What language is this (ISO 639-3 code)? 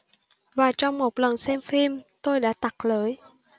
vie